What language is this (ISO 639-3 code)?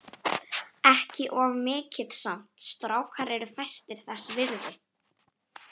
isl